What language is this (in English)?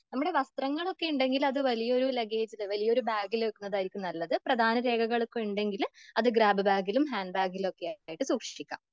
Malayalam